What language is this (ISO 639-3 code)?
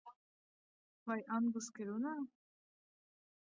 lav